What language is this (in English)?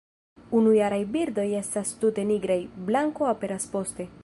Esperanto